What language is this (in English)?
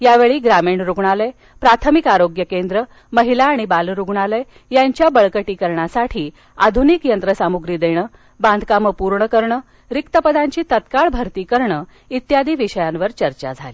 Marathi